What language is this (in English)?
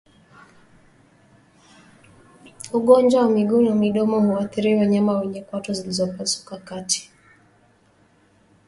Swahili